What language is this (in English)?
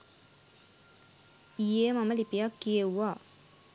Sinhala